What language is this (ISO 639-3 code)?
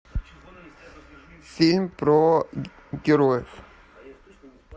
rus